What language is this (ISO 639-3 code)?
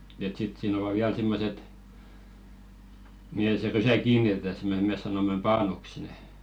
fin